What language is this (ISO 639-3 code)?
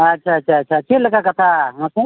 sat